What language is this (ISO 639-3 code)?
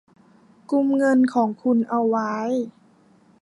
tha